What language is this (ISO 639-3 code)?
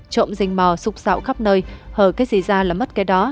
vie